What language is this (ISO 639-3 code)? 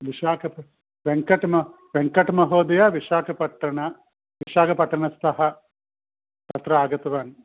san